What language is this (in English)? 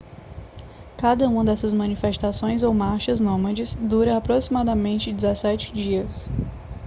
Portuguese